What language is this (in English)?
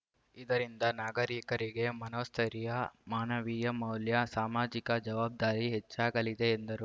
Kannada